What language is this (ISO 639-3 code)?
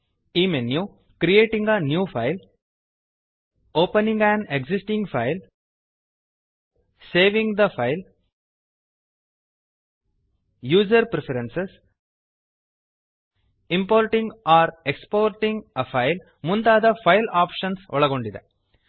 kan